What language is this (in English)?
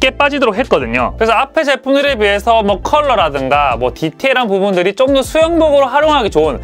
Korean